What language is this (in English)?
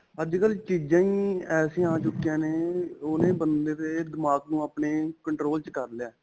Punjabi